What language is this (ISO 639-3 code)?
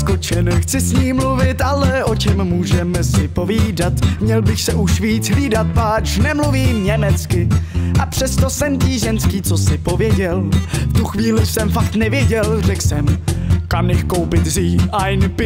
ces